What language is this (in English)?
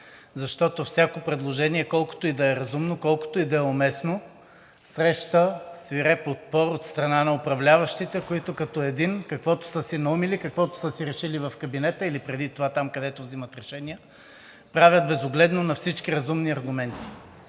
Bulgarian